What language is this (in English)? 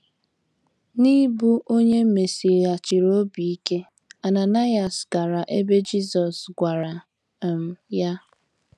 Igbo